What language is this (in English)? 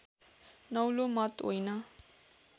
Nepali